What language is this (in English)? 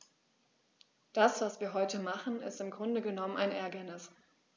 German